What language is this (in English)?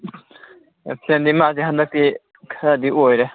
Manipuri